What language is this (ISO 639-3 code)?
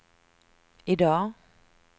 swe